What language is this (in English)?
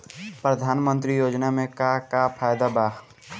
Bhojpuri